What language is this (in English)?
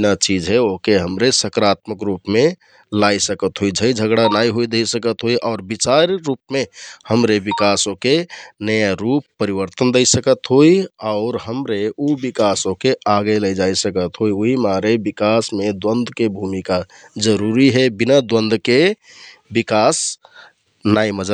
Kathoriya Tharu